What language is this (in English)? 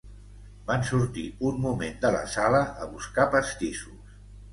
Catalan